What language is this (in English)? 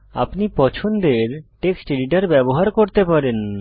Bangla